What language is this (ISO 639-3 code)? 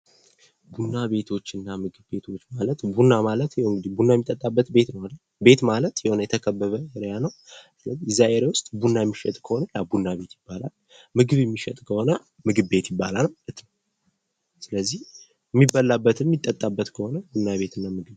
amh